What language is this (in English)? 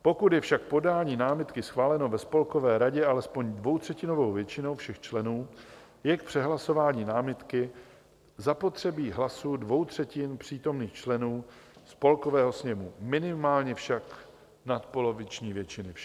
Czech